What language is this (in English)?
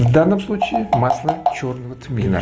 Russian